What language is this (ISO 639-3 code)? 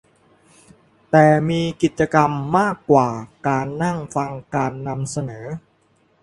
tha